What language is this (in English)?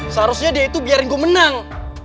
Indonesian